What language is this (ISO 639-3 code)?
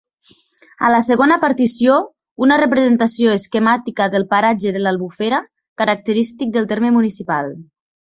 cat